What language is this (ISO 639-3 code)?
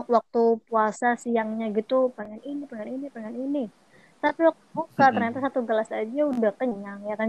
ind